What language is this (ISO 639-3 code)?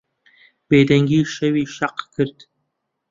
ckb